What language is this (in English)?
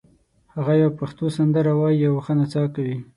Pashto